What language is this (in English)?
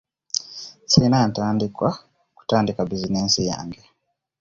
Ganda